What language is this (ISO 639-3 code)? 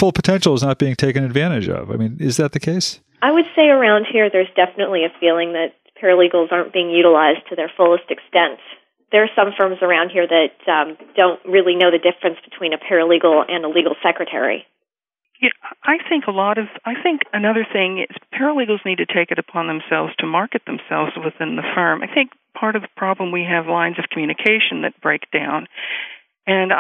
eng